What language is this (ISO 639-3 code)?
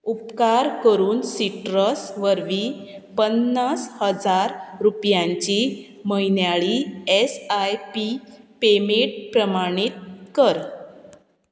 kok